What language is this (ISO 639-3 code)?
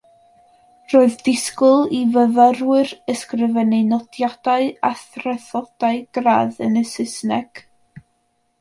cym